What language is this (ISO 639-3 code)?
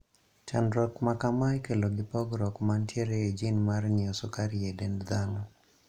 luo